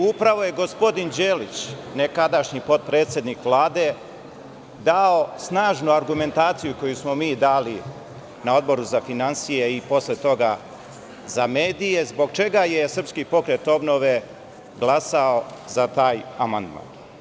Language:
Serbian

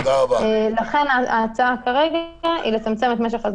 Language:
Hebrew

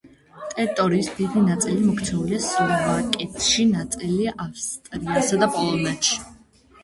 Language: Georgian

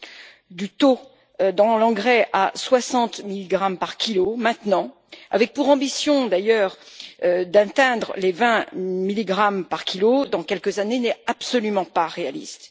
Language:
French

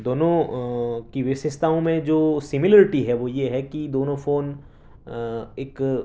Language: Urdu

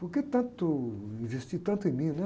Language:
Portuguese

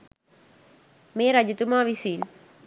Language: Sinhala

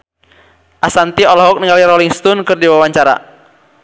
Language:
Sundanese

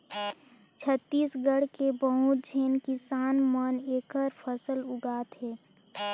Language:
Chhattisgarhi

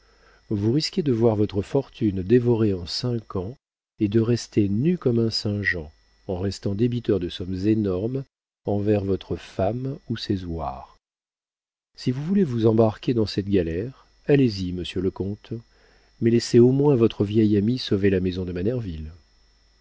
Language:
French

